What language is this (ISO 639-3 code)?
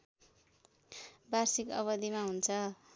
nep